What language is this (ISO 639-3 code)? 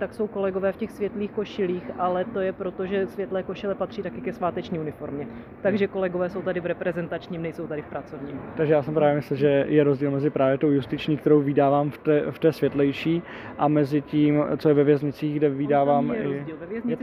ces